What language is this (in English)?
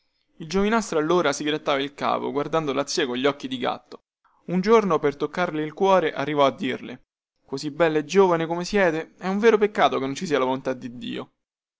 Italian